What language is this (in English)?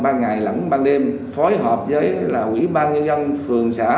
Vietnamese